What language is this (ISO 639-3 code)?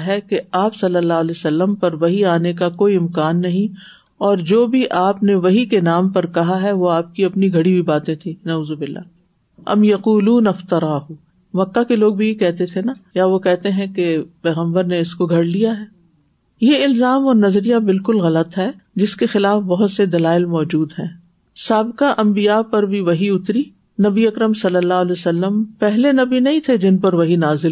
urd